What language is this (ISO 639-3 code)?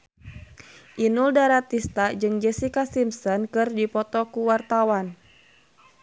sun